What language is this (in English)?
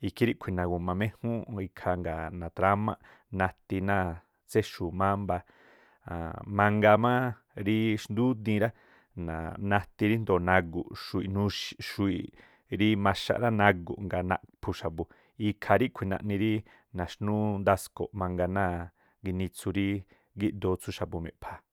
Tlacoapa Me'phaa